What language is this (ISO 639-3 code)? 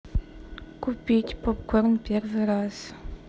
rus